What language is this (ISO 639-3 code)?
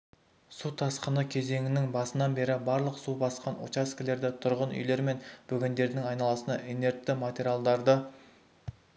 kaz